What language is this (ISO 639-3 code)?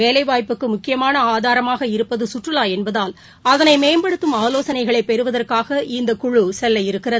tam